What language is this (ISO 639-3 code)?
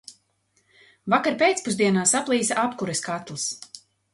lav